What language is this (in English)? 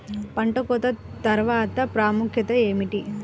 Telugu